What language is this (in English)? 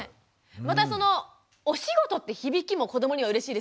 Japanese